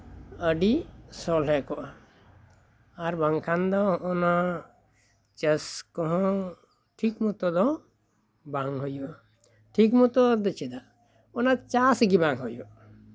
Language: Santali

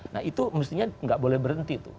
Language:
Indonesian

